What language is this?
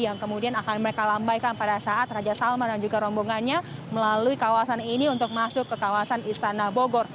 Indonesian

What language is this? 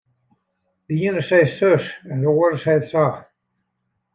Western Frisian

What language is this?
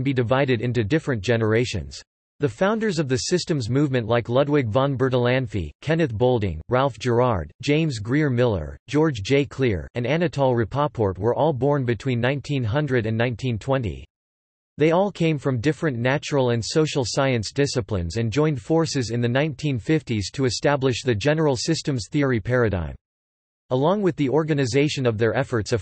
English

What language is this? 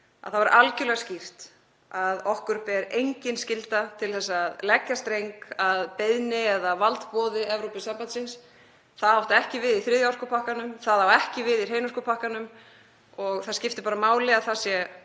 Icelandic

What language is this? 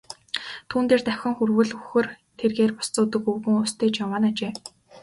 Mongolian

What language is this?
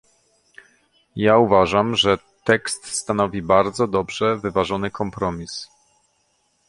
Polish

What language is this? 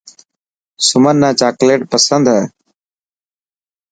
Dhatki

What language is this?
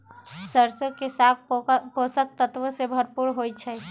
Magahi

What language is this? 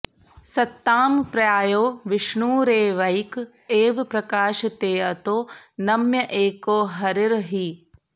Sanskrit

